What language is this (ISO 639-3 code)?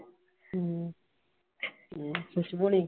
pan